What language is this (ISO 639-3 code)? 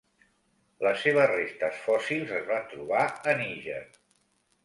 cat